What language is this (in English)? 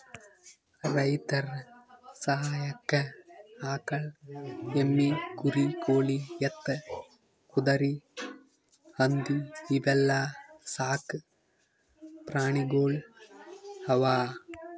Kannada